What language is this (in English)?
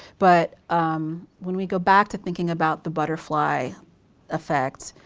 English